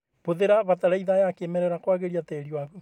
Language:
Kikuyu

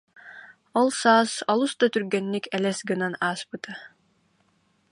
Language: Yakut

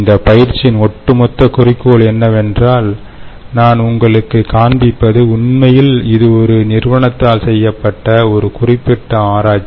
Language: Tamil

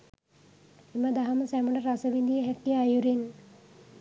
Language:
Sinhala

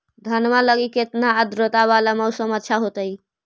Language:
Magahi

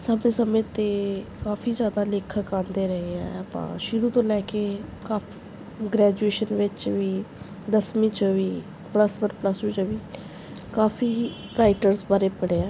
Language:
Punjabi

